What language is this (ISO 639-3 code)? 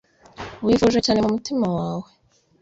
kin